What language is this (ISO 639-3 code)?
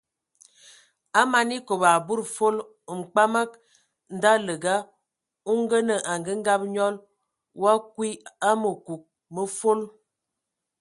ewo